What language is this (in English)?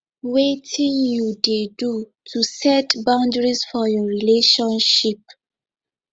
Nigerian Pidgin